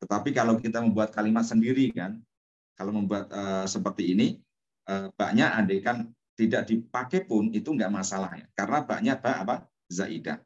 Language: Indonesian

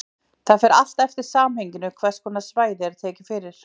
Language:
Icelandic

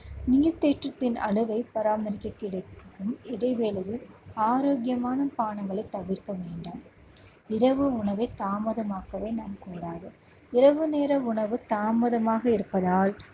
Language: Tamil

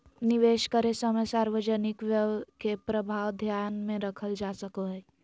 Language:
Magahi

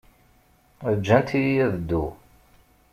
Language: Kabyle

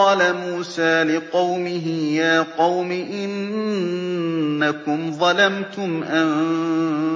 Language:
Arabic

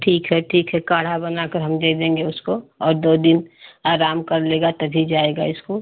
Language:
Hindi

